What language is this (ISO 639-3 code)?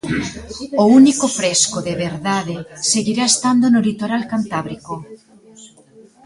glg